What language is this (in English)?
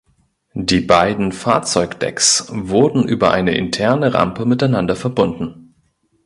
German